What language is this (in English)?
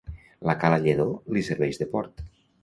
Catalan